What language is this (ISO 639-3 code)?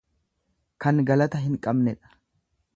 orm